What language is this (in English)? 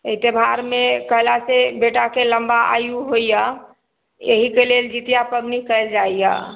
Maithili